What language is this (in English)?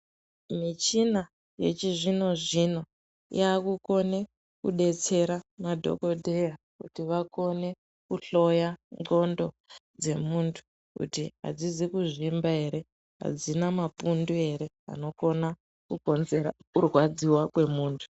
Ndau